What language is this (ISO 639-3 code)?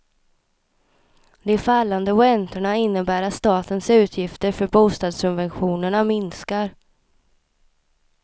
swe